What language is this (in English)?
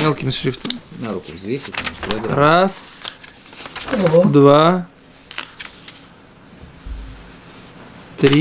Russian